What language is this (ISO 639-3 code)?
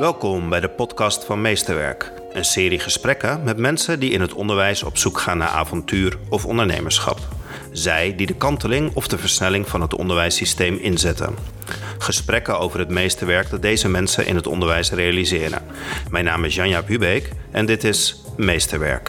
nld